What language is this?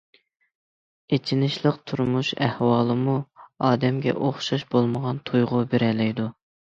Uyghur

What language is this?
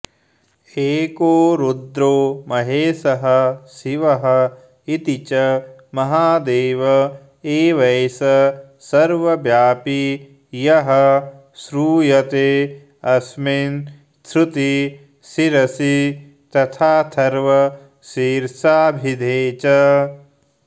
Sanskrit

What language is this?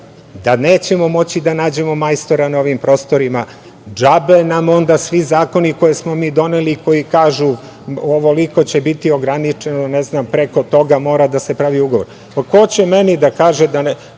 Serbian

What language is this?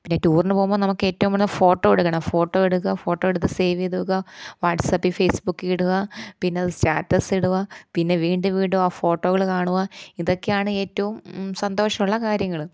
Malayalam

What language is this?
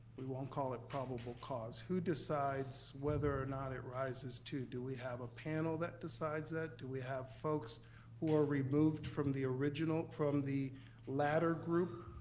English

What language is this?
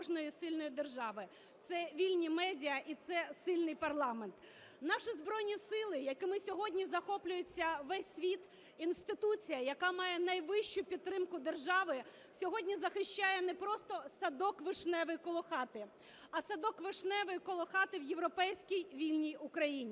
Ukrainian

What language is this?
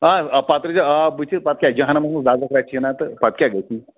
Kashmiri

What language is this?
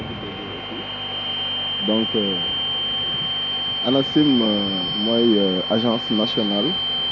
Wolof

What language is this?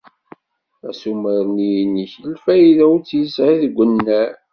Kabyle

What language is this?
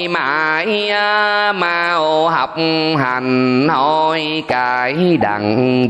Vietnamese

